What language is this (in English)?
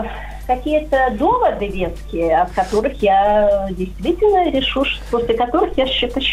Russian